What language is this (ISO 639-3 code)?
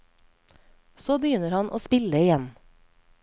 nor